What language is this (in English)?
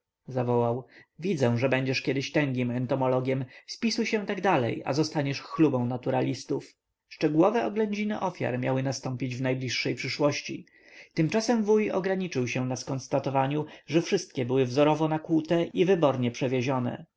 Polish